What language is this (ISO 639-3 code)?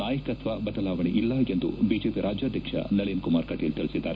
kan